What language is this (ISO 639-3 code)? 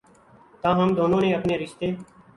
urd